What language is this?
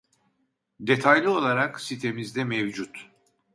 Turkish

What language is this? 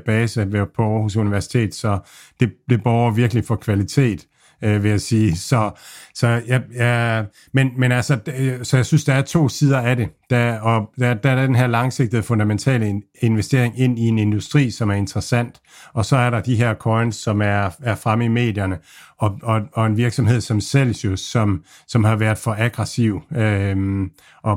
Danish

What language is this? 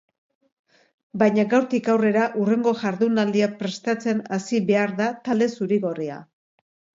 Basque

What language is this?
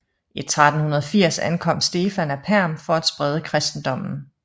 Danish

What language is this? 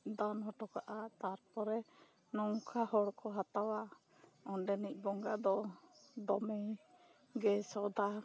Santali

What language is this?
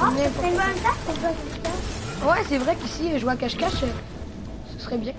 French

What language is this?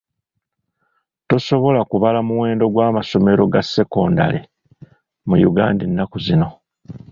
Ganda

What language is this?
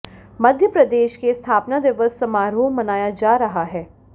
Hindi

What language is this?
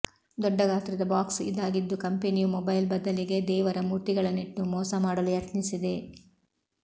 Kannada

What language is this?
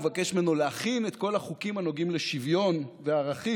Hebrew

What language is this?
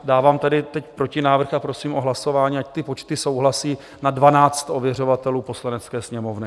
Czech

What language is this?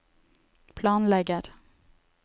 Norwegian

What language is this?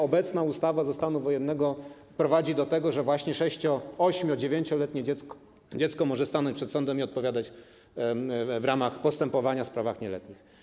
Polish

